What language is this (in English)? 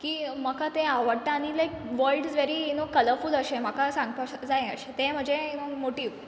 Konkani